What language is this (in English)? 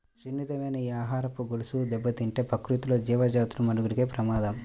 Telugu